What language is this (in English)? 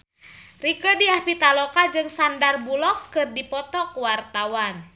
Sundanese